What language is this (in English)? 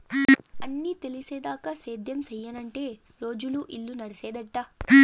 Telugu